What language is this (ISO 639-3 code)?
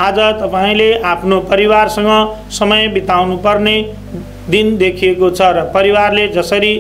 hin